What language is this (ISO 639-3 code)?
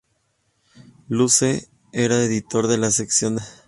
spa